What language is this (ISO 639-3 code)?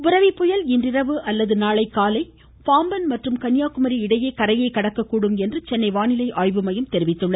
tam